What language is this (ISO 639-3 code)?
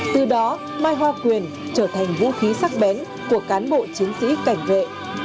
vie